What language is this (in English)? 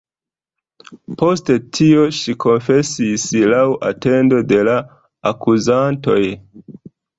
Esperanto